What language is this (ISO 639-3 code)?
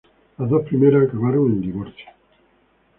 spa